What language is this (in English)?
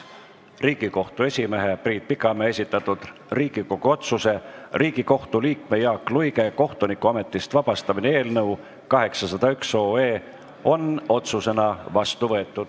Estonian